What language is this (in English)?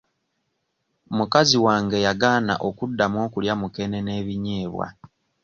Ganda